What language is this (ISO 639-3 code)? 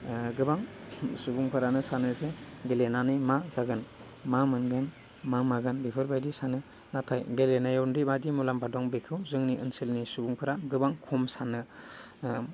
brx